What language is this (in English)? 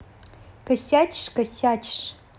Russian